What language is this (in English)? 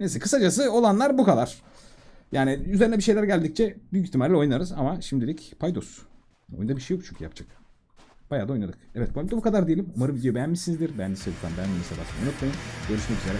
Turkish